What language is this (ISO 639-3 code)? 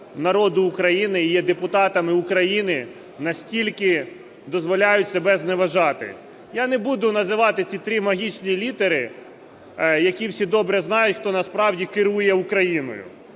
ukr